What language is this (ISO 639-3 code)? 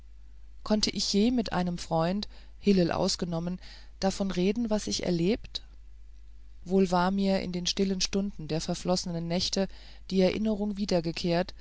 deu